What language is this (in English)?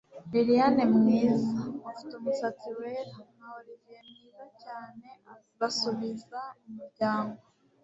Kinyarwanda